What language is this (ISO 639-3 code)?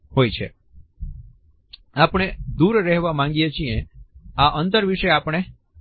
guj